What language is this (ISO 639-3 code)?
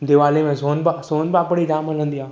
snd